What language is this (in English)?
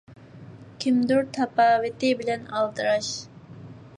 Uyghur